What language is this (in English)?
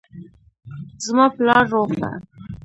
Pashto